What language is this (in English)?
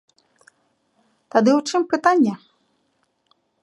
Belarusian